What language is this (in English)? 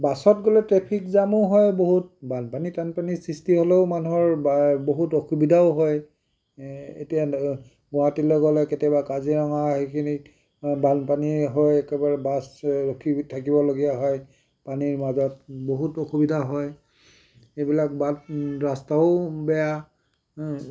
Assamese